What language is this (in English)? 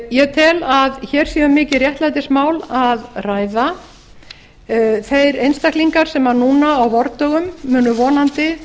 Icelandic